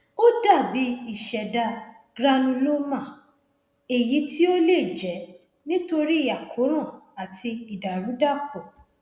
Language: Yoruba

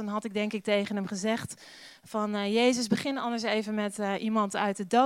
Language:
Dutch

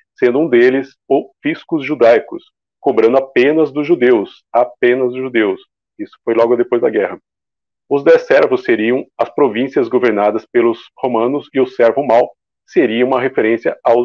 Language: Portuguese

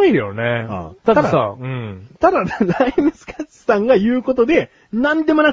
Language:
Japanese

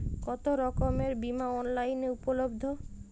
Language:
Bangla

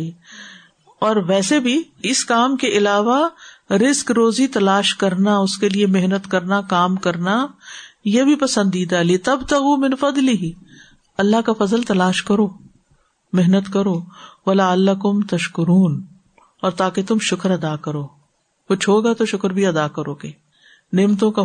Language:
Urdu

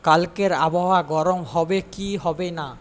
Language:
Bangla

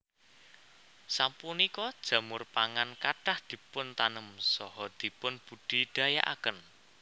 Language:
Javanese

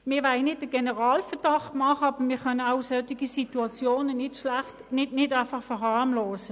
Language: Swiss German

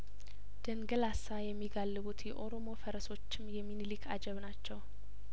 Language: Amharic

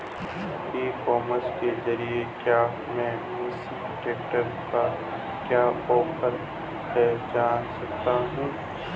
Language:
Hindi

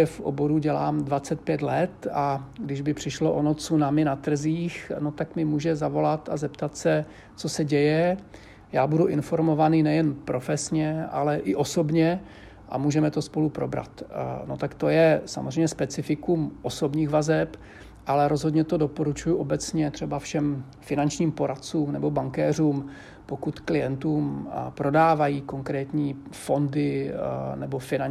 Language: Czech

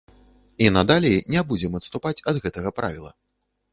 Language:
Belarusian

